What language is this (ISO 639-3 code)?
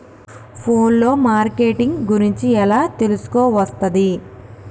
tel